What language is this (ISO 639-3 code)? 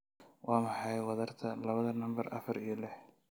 som